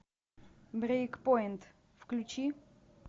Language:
Russian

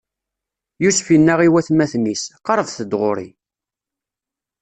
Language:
Kabyle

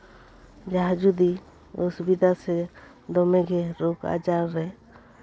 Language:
Santali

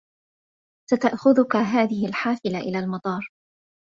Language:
Arabic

